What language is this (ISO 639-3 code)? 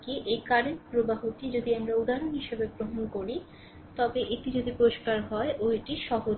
ben